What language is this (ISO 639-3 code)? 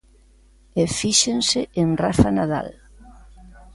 glg